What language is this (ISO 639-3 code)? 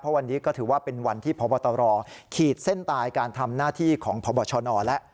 tha